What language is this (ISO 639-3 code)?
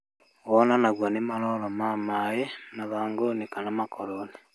kik